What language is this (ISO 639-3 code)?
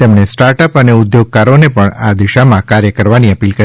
guj